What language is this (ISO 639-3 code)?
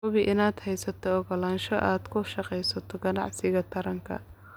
som